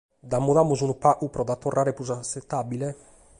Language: Sardinian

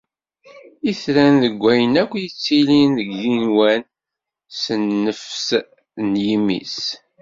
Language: Kabyle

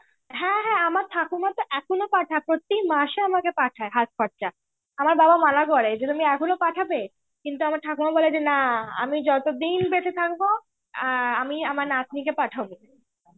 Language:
Bangla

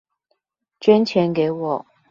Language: Chinese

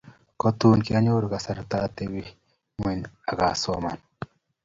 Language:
Kalenjin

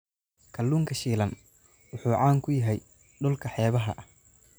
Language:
Somali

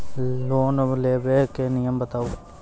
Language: Maithili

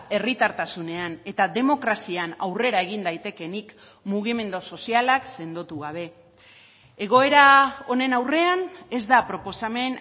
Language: Basque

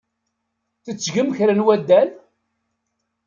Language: Kabyle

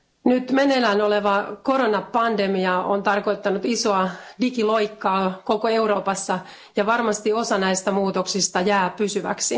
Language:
Finnish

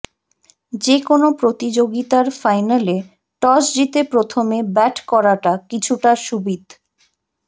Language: Bangla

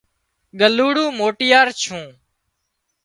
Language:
Wadiyara Koli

